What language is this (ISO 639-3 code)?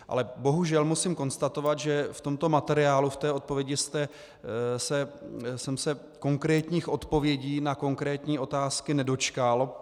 ces